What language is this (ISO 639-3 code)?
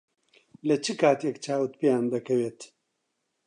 ckb